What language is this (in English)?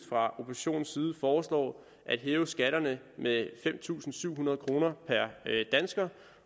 Danish